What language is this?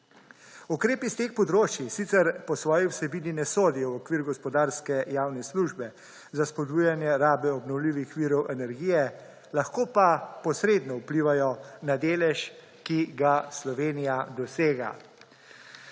Slovenian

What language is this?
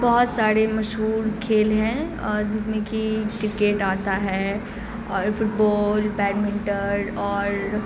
Urdu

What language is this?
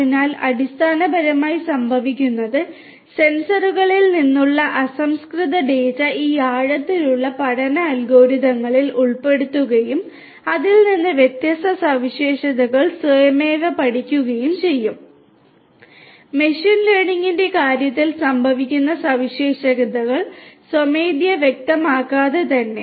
Malayalam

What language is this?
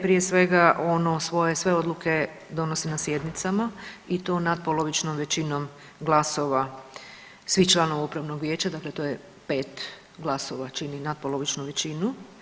Croatian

